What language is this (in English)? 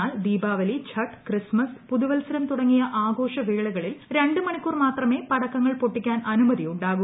Malayalam